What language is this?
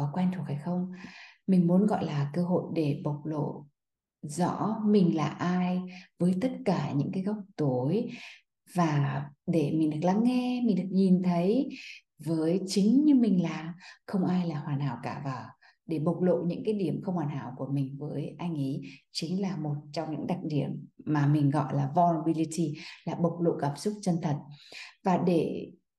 Vietnamese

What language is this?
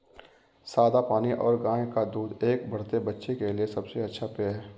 Hindi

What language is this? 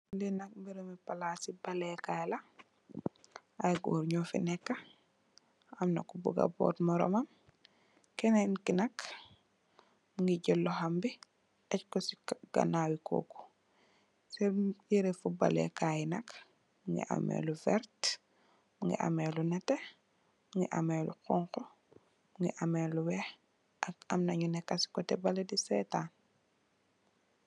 Wolof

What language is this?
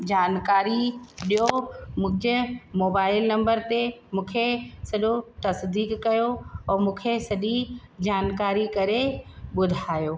Sindhi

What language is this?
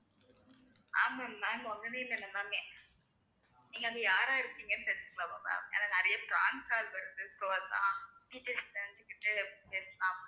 Tamil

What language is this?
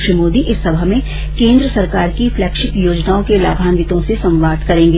Hindi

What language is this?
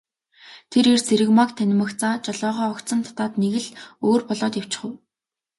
Mongolian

